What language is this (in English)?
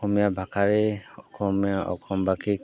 Assamese